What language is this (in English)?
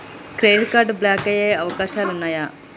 Telugu